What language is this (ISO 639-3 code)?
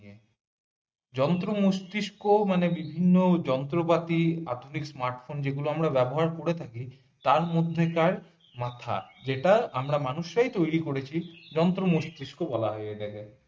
ben